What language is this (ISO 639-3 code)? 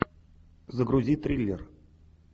rus